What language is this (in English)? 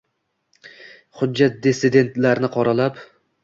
Uzbek